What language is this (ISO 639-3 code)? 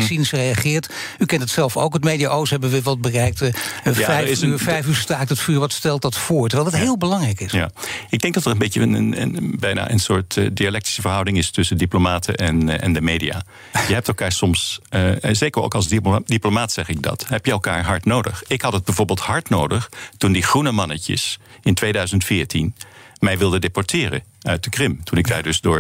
nld